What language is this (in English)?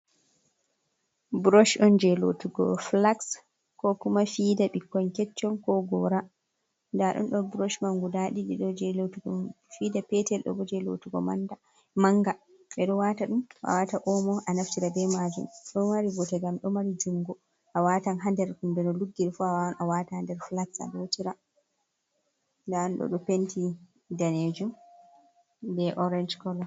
Fula